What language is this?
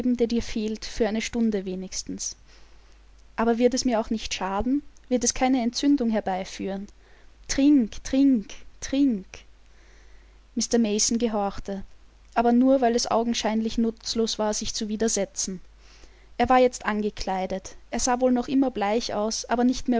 German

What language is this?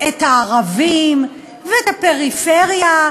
Hebrew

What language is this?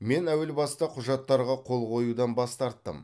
Kazakh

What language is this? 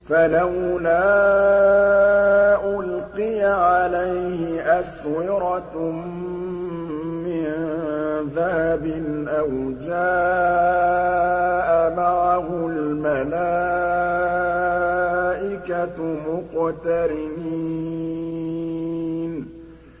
Arabic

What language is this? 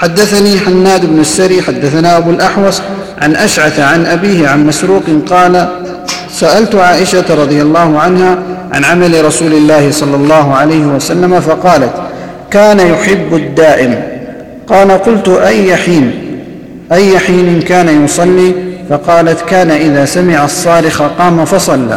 Arabic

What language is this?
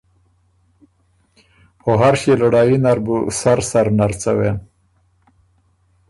Ormuri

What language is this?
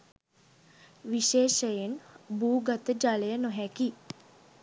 Sinhala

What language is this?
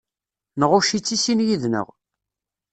Kabyle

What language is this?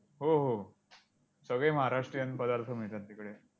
Marathi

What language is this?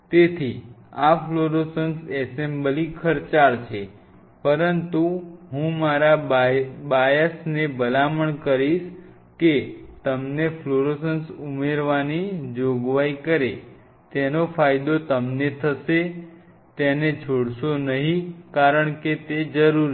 Gujarati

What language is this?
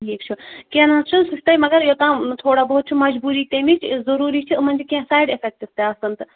Kashmiri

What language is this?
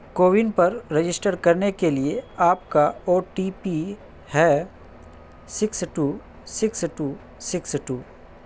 Urdu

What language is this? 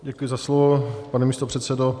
Czech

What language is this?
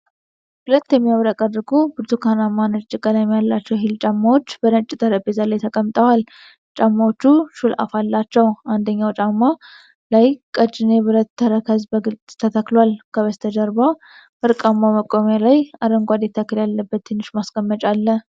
Amharic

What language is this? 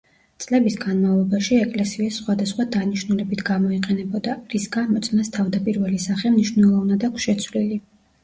Georgian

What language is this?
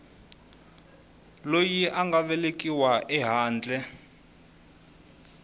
Tsonga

